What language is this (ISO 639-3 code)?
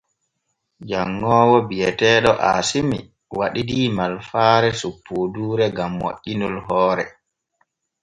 fue